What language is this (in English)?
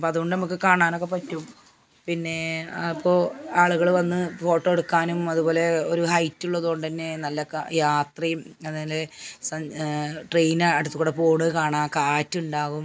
Malayalam